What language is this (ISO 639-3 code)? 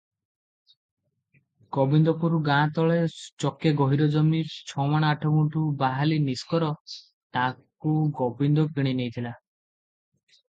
ori